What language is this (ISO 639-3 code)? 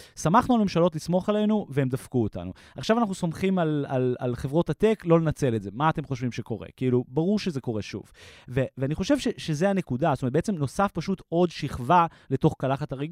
heb